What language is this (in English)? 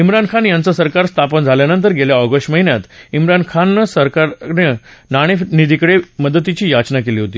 Marathi